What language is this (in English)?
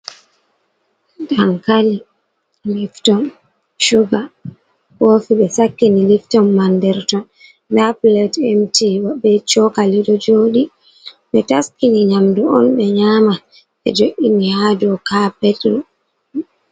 Fula